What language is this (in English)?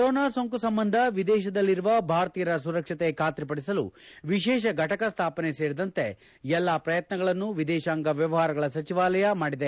Kannada